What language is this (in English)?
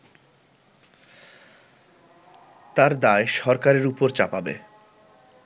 Bangla